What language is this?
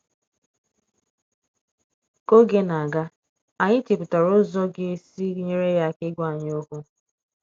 Igbo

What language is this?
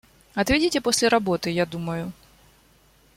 Russian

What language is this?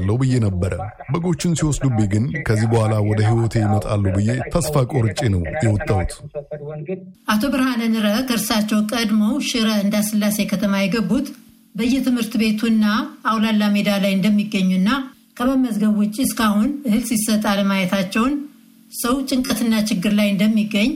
Amharic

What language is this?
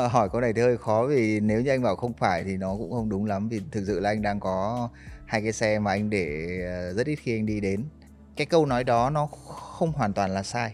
Vietnamese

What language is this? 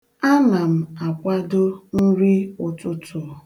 Igbo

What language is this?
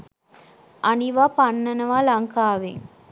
Sinhala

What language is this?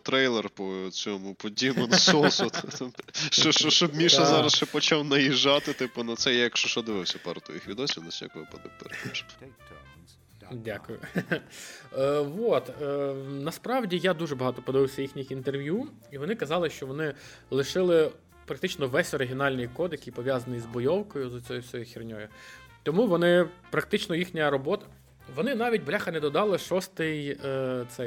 Ukrainian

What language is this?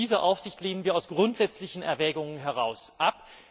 German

